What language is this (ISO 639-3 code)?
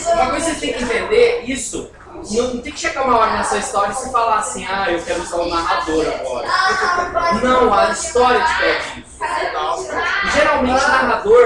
por